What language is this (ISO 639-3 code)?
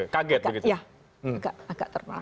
ind